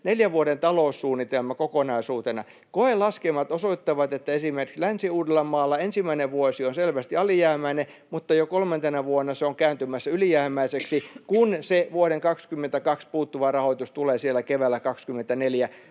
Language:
Finnish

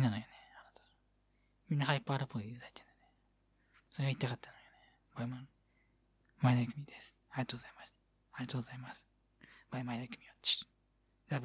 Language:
Japanese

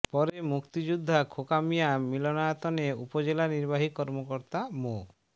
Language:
Bangla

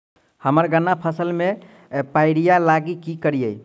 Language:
Maithili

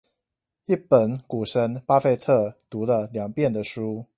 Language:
Chinese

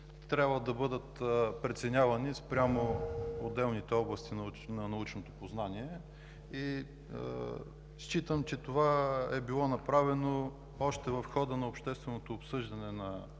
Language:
Bulgarian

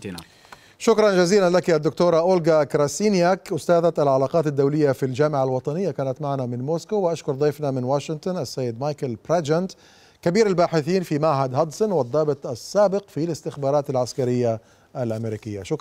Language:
Arabic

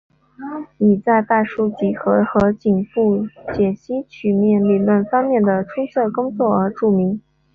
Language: Chinese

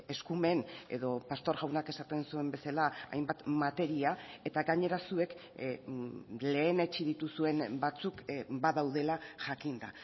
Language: Basque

